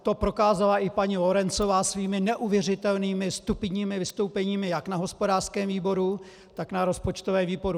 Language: Czech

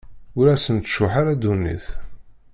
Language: Kabyle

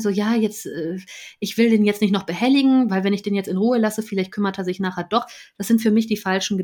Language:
German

